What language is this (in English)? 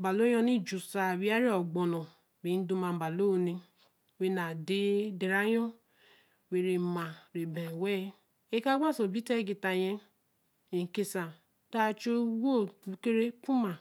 Eleme